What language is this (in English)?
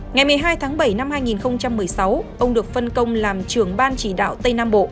Vietnamese